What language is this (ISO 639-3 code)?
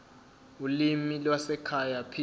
zul